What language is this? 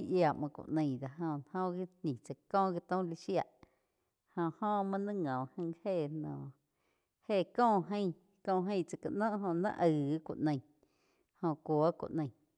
Quiotepec Chinantec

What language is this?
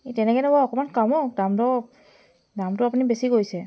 Assamese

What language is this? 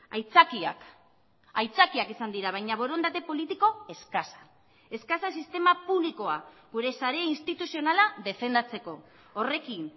Basque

